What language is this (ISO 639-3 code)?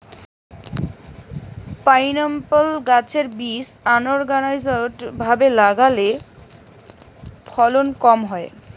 ben